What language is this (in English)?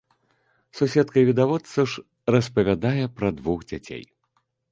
Belarusian